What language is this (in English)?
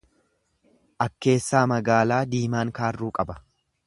Oromo